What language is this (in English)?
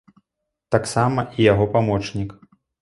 Belarusian